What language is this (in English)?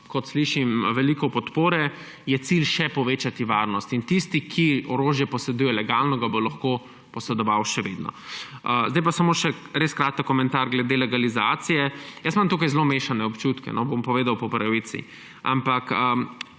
Slovenian